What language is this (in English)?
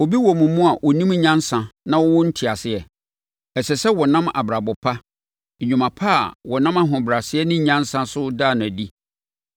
Akan